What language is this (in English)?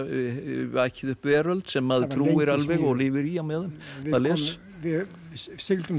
Icelandic